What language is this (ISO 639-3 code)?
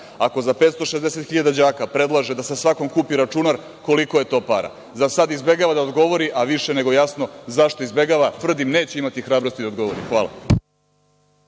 srp